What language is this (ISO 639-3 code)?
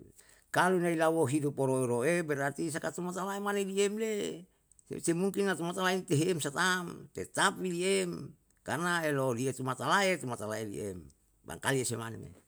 jal